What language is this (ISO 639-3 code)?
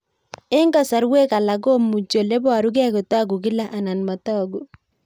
kln